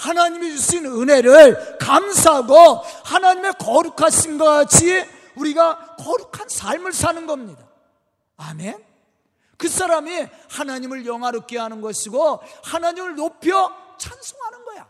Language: Korean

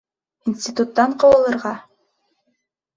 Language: Bashkir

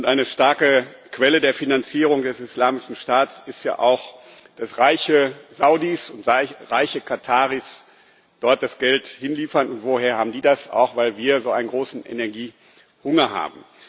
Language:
German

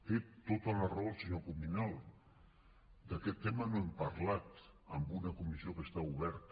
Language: Catalan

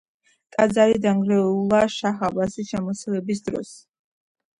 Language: Georgian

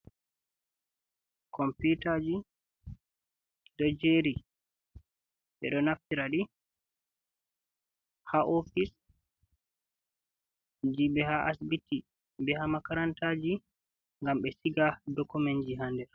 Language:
Fula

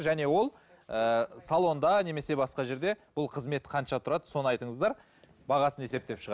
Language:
Kazakh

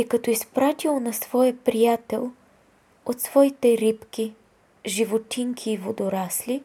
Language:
Bulgarian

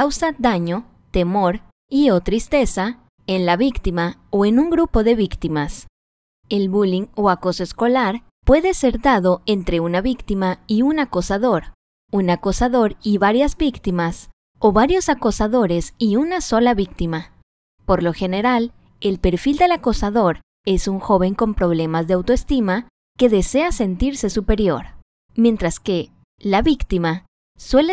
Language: Spanish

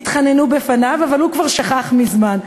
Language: Hebrew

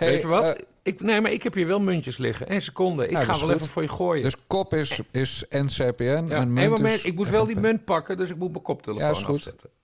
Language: Dutch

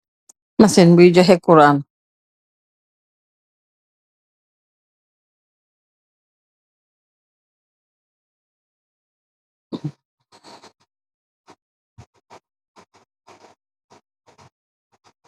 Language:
Wolof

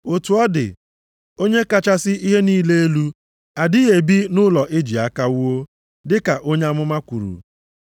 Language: Igbo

